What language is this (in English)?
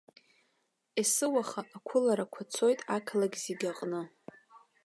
Abkhazian